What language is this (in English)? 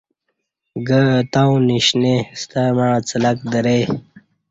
Kati